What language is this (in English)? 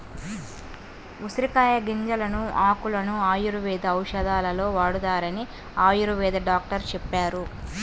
Telugu